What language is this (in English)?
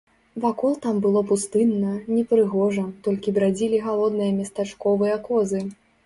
Belarusian